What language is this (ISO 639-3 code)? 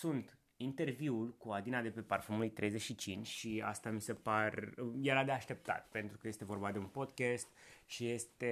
ron